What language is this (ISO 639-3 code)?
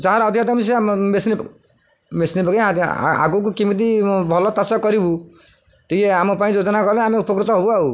ori